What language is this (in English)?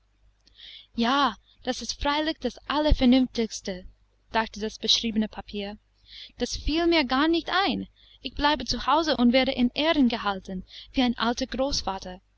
German